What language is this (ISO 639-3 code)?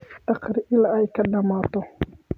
som